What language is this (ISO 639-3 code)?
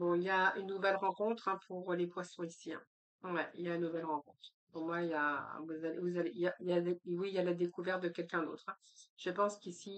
fra